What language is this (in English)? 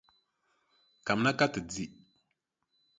Dagbani